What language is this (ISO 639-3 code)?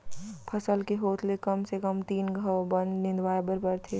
hne